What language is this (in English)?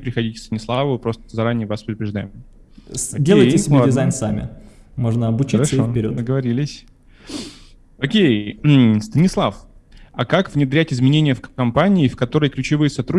Russian